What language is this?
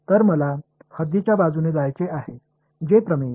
Marathi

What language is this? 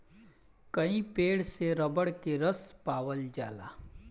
Bhojpuri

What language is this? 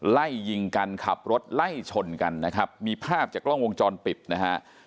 Thai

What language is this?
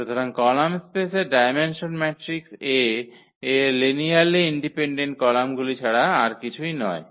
Bangla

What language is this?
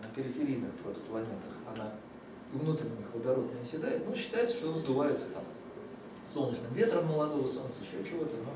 Russian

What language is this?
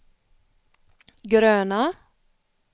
Swedish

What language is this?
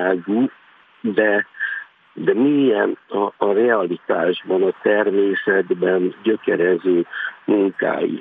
Hungarian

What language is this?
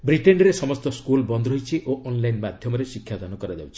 Odia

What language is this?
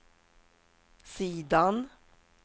Swedish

